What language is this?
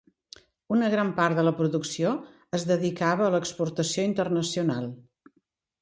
Catalan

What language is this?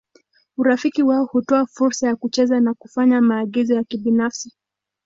Swahili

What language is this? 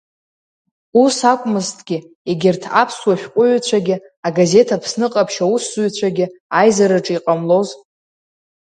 Abkhazian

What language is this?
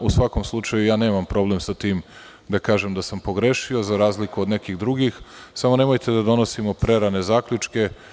Serbian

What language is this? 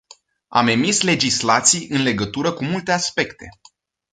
Romanian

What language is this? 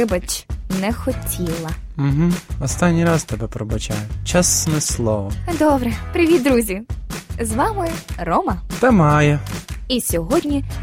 Ukrainian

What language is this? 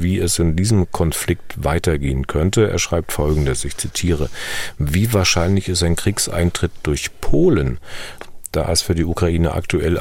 German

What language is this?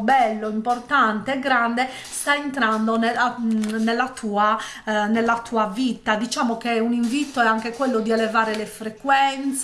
Italian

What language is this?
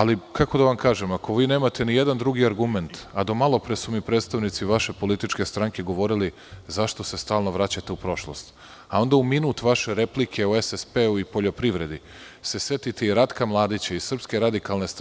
Serbian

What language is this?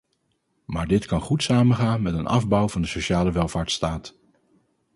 Dutch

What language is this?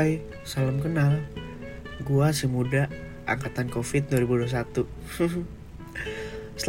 Indonesian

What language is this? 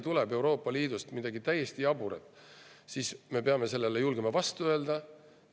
Estonian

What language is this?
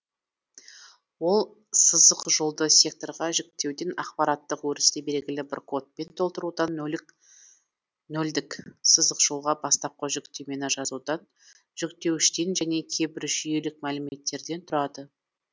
Kazakh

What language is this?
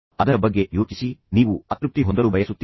Kannada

